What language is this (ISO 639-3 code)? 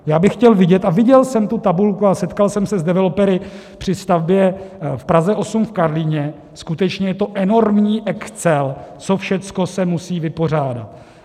ces